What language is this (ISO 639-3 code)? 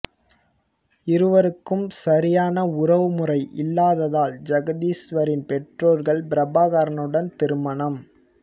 tam